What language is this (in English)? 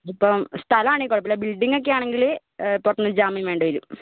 Malayalam